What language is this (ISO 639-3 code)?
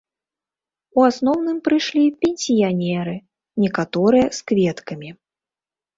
bel